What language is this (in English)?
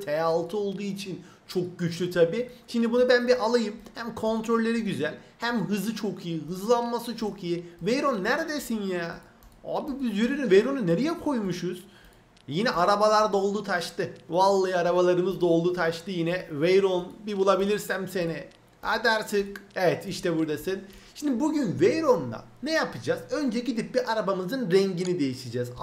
Turkish